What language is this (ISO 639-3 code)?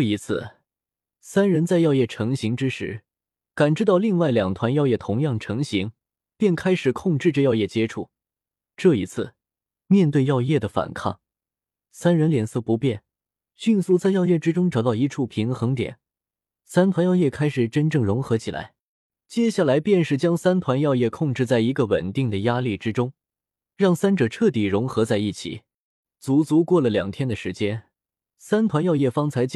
zho